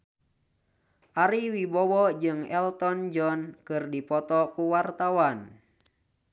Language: Sundanese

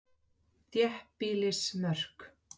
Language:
Icelandic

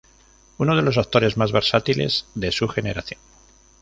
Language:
Spanish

